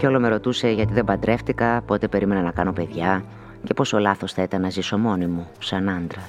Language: Greek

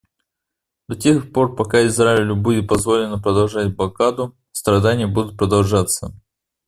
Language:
Russian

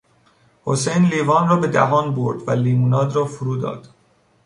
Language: Persian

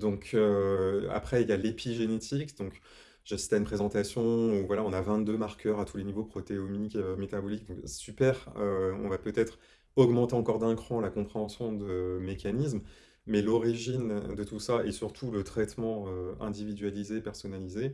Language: French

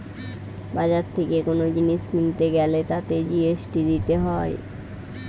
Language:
Bangla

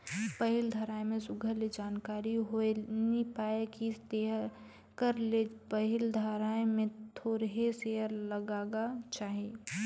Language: Chhattisgarhi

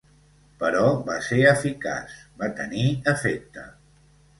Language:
Catalan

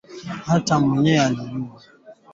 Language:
Swahili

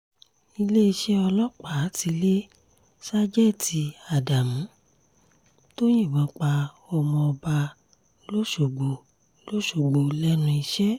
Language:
Yoruba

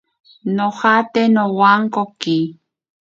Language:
Ashéninka Perené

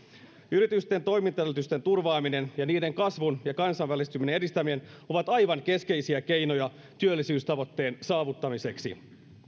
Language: Finnish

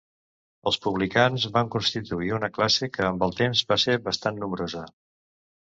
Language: Catalan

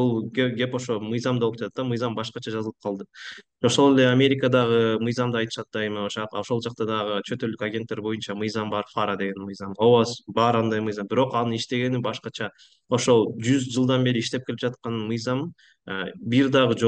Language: Turkish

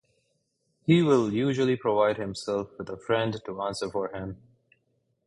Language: English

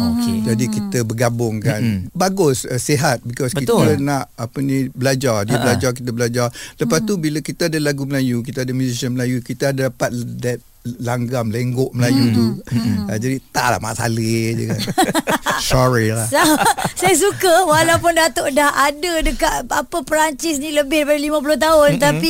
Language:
Malay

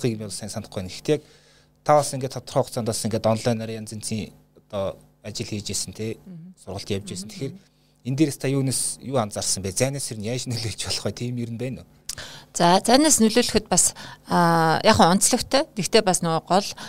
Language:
Russian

